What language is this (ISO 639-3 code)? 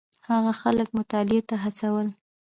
pus